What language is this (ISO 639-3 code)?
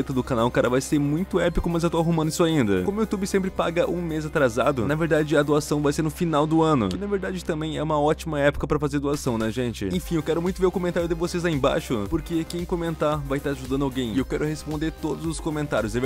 por